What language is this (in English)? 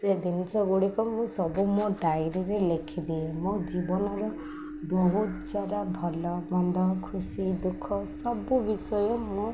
Odia